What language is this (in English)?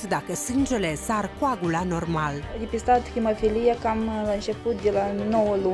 Romanian